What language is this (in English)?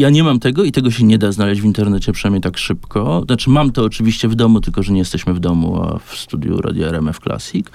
Polish